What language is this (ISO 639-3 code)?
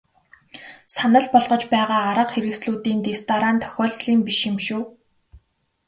mon